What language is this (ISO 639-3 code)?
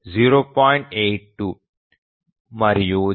tel